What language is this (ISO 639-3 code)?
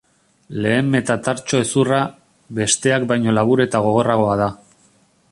eus